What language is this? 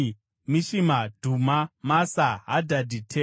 Shona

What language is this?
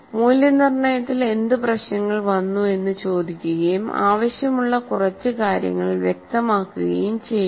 Malayalam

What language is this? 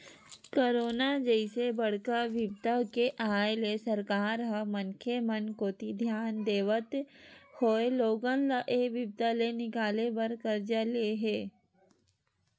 Chhattisgarhi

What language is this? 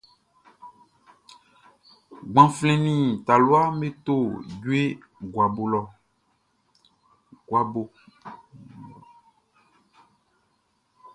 Baoulé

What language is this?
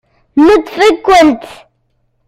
Kabyle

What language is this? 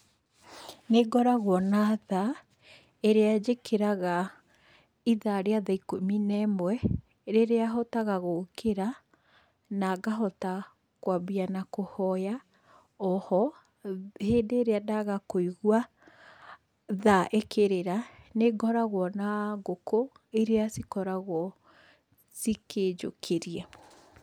Kikuyu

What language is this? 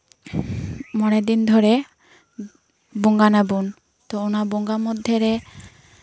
Santali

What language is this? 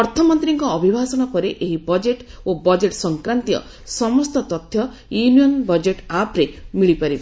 Odia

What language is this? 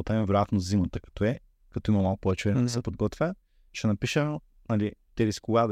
Bulgarian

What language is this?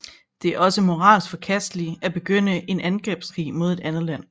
Danish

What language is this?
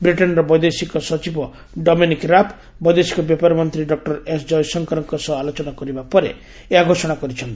Odia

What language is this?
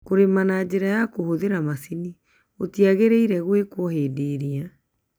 Kikuyu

